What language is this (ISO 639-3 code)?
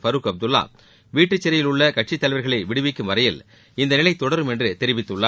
tam